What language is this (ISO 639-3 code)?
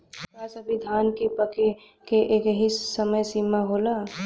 bho